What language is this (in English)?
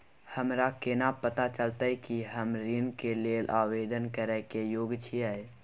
Maithili